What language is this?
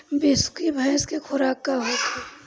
Bhojpuri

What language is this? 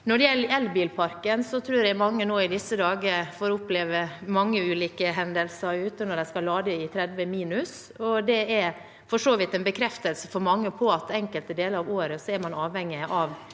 Norwegian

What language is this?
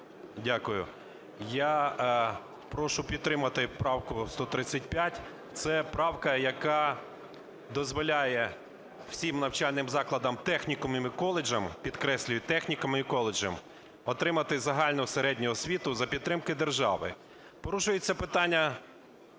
Ukrainian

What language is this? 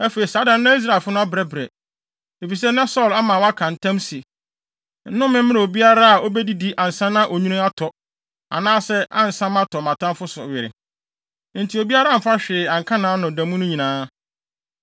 Akan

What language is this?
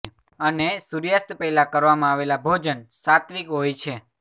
Gujarati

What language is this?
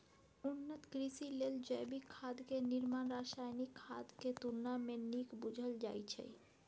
Maithili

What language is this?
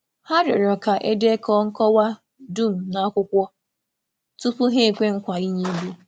Igbo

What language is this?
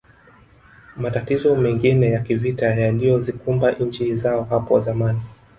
Swahili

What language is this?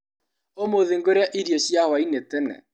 Kikuyu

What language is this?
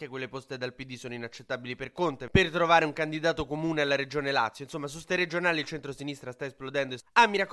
Italian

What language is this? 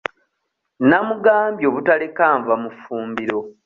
Ganda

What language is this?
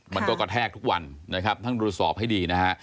Thai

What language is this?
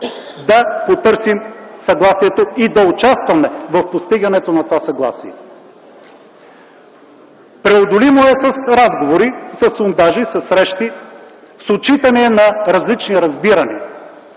Bulgarian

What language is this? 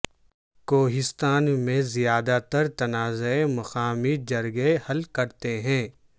Urdu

